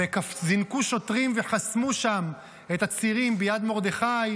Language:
Hebrew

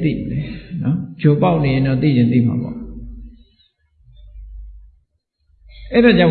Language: Vietnamese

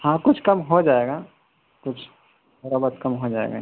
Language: Urdu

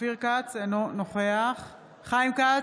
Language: Hebrew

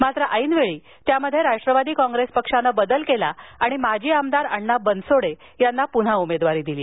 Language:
Marathi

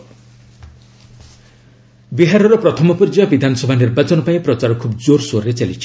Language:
Odia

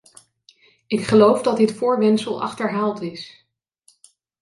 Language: Dutch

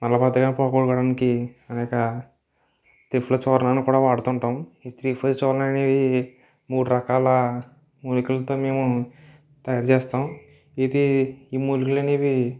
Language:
Telugu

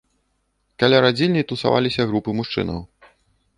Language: Belarusian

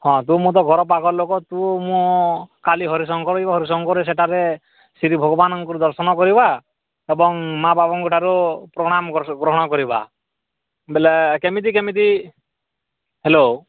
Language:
Odia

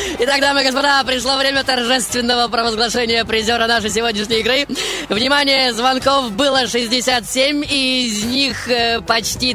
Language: Russian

